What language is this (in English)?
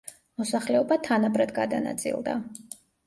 Georgian